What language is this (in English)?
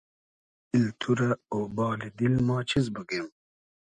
Hazaragi